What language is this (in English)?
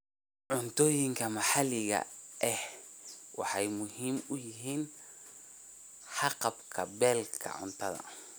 Somali